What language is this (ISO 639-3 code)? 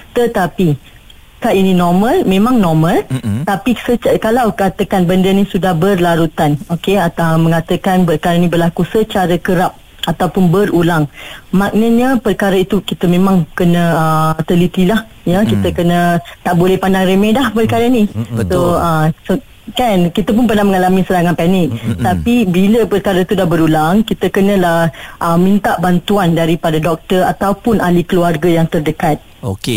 msa